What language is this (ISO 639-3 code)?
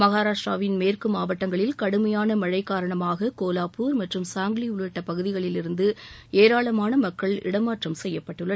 tam